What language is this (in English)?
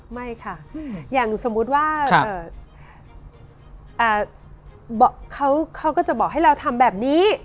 Thai